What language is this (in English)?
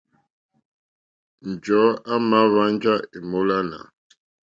Mokpwe